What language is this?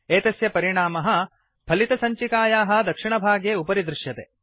Sanskrit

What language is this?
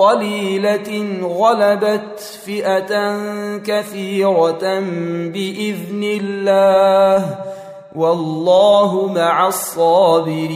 Arabic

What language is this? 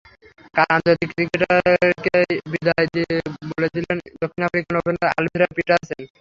Bangla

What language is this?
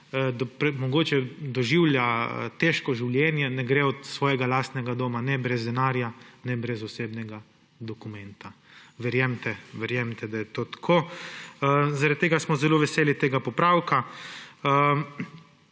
Slovenian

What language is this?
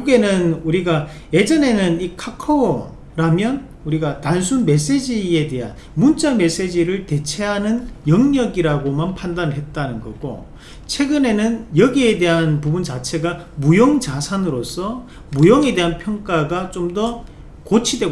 Korean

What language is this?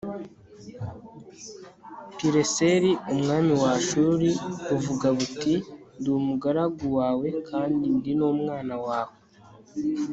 Kinyarwanda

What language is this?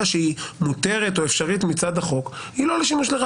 Hebrew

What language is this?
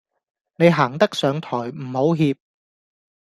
Cantonese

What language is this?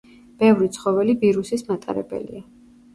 Georgian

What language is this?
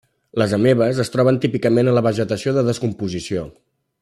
Catalan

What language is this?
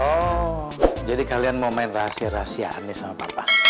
Indonesian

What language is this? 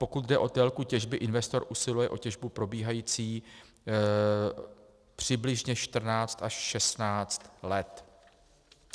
Czech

